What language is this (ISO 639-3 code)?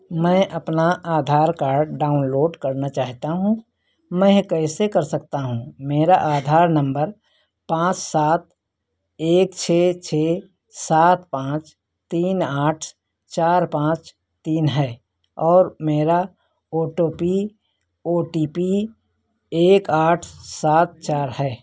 hin